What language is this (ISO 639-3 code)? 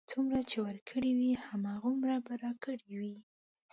pus